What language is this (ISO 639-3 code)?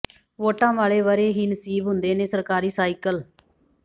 pan